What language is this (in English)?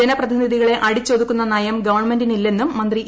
Malayalam